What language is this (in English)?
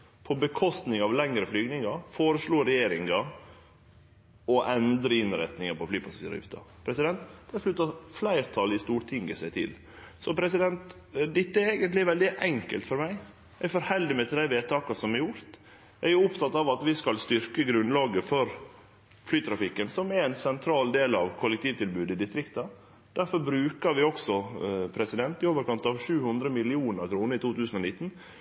Norwegian